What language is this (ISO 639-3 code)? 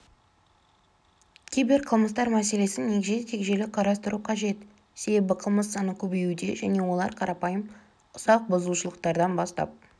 kaz